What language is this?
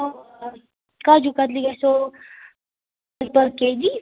Kashmiri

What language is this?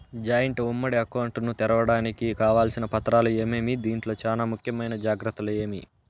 Telugu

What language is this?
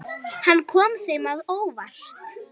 Icelandic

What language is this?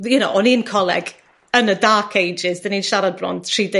Welsh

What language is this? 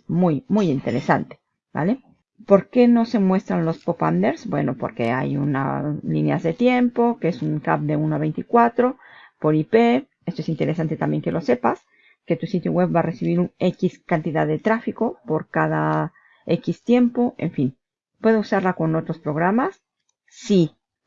Spanish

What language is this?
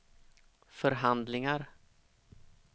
Swedish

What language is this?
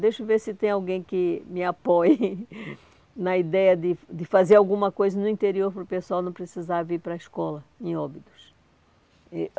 Portuguese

